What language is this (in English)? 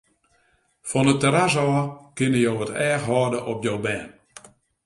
Western Frisian